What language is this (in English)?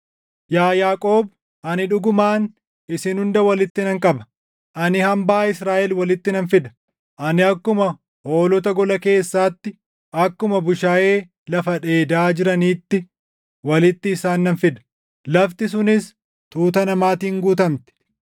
Oromo